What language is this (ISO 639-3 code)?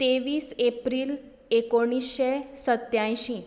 kok